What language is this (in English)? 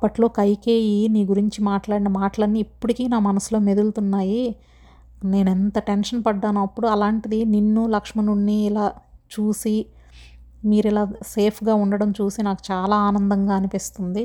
Telugu